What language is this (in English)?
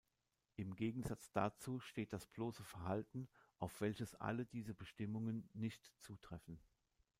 German